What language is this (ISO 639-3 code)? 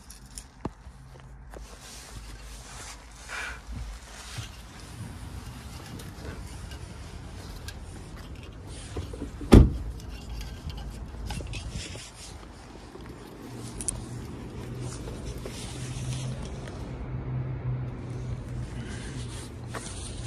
nld